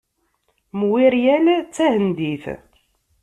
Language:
Kabyle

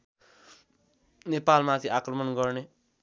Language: Nepali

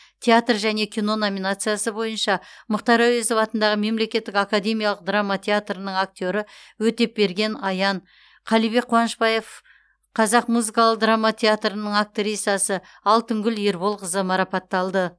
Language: Kazakh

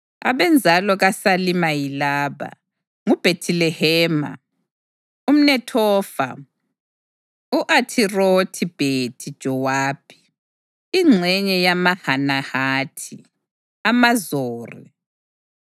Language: North Ndebele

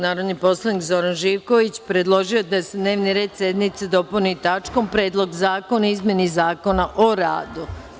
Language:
Serbian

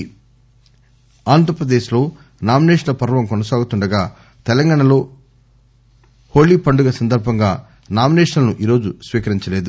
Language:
Telugu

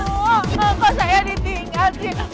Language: Indonesian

